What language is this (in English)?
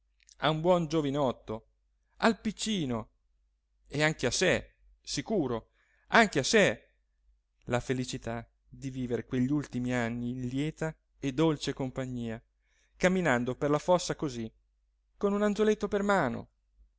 Italian